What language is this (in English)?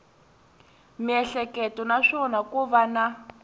Tsonga